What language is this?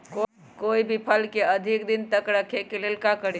Magahi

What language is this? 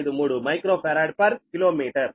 Telugu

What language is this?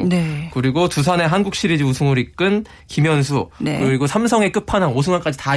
Korean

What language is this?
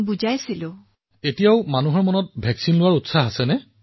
Assamese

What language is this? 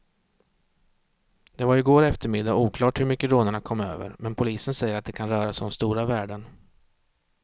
Swedish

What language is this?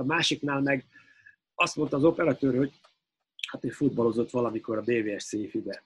Hungarian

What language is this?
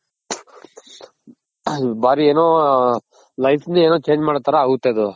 Kannada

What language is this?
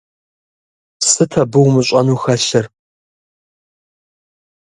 Kabardian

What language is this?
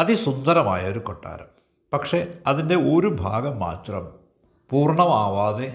Malayalam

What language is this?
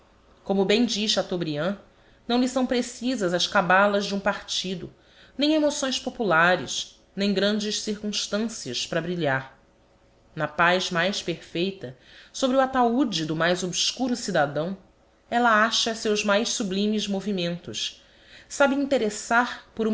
Portuguese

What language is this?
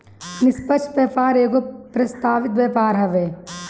Bhojpuri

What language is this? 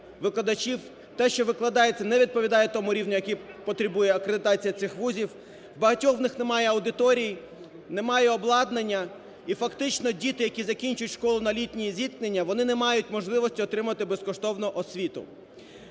Ukrainian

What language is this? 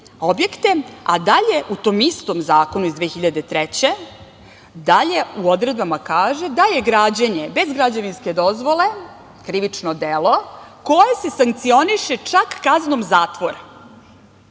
Serbian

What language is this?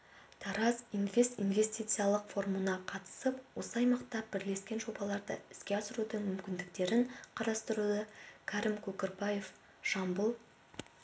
Kazakh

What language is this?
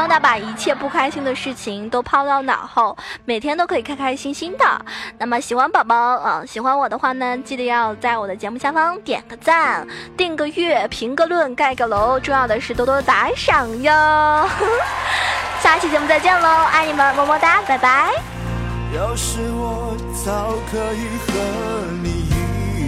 Chinese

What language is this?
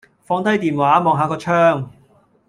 Cantonese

